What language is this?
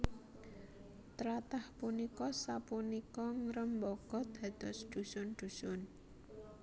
Javanese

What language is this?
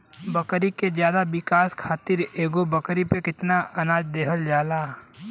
Bhojpuri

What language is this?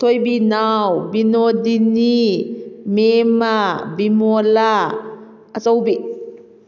Manipuri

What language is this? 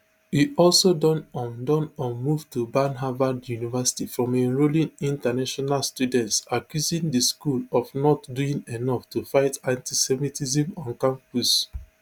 Nigerian Pidgin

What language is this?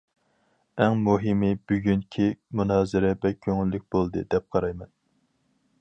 Uyghur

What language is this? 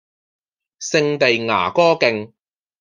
Cantonese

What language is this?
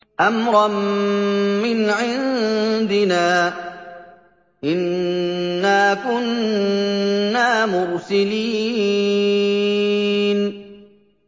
Arabic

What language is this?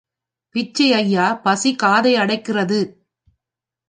Tamil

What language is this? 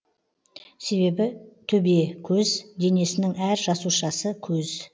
Kazakh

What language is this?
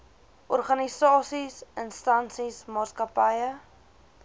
Afrikaans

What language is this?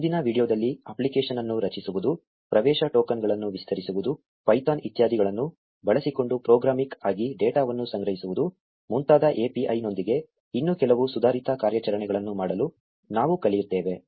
Kannada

